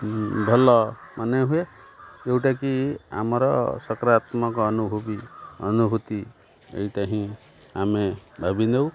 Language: Odia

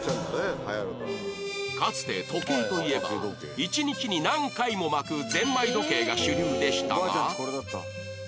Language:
Japanese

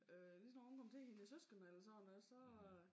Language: Danish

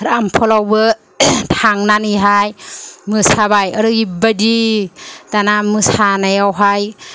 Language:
Bodo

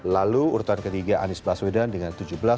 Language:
Indonesian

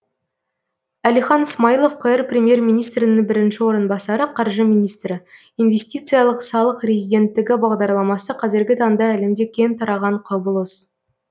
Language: Kazakh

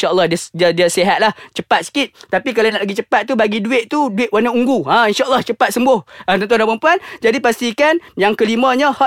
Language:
Malay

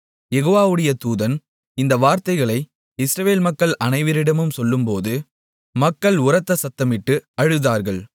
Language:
Tamil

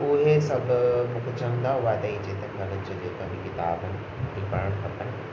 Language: Sindhi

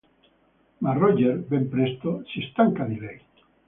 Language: Italian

